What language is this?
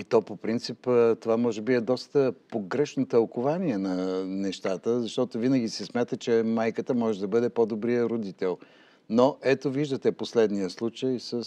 Bulgarian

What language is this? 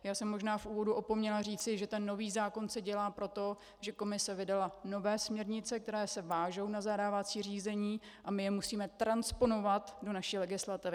Czech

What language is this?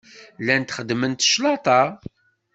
Kabyle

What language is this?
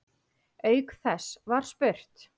Icelandic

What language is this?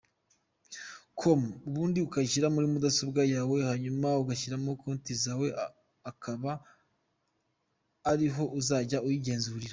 Kinyarwanda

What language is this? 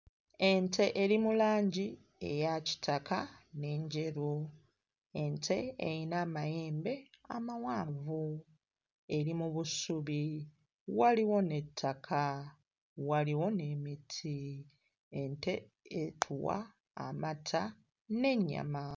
Ganda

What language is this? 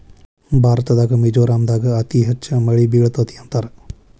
Kannada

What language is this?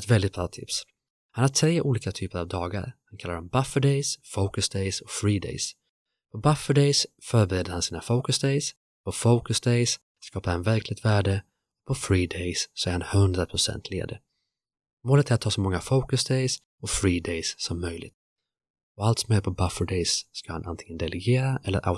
Swedish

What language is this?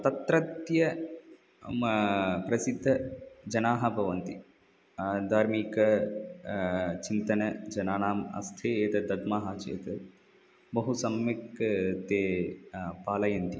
Sanskrit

